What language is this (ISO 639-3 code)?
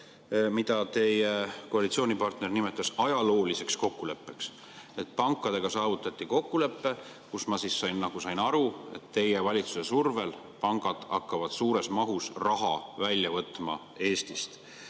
est